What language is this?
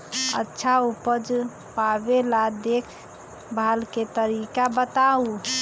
Magahi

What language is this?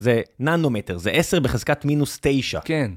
Hebrew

